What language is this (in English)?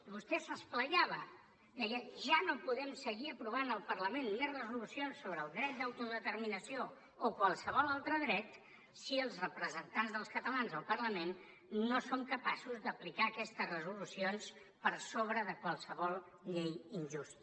Catalan